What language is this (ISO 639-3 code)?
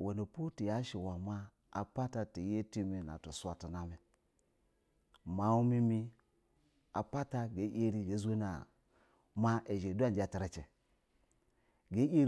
bzw